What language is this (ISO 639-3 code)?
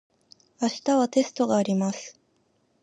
jpn